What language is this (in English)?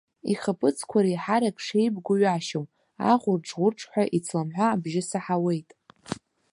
Abkhazian